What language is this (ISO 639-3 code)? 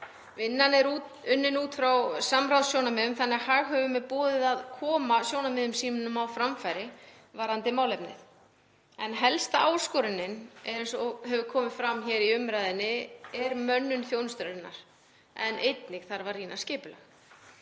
isl